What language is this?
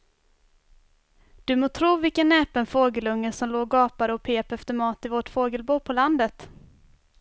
Swedish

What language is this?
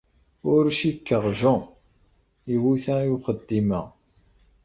Kabyle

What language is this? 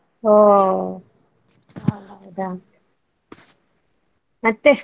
Kannada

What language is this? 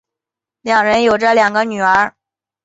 Chinese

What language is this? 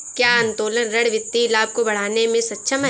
Hindi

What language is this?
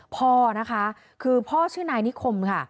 Thai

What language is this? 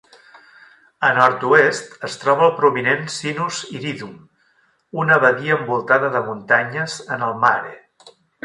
Catalan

